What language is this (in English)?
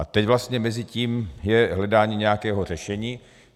Czech